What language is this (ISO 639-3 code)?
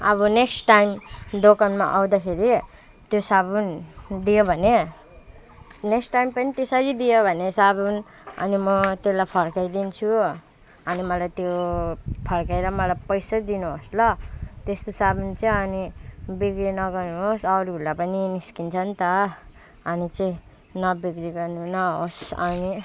nep